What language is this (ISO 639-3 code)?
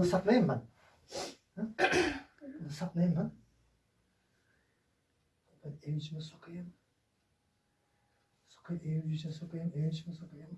tur